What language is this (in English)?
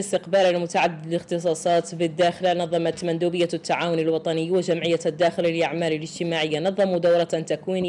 Arabic